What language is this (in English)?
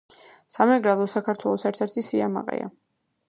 Georgian